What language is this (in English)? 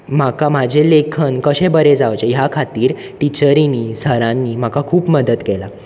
Konkani